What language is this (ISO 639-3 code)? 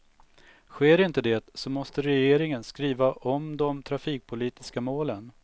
swe